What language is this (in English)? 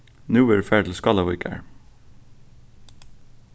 Faroese